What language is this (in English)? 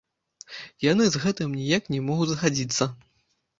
Belarusian